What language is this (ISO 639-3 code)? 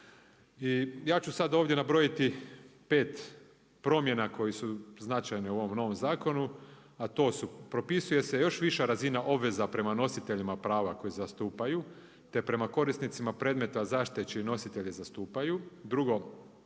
hrv